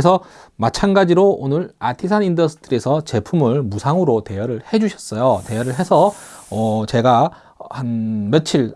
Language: Korean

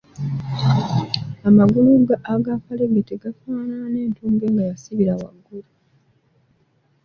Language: Ganda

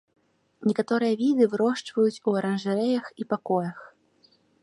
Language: Belarusian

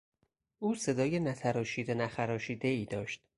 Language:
Persian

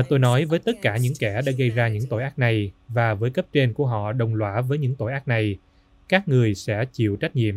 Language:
Vietnamese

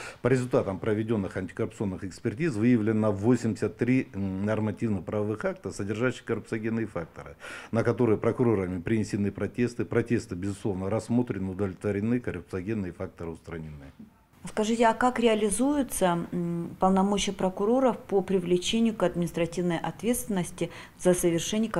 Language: Russian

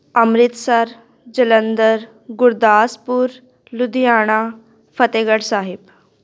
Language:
Punjabi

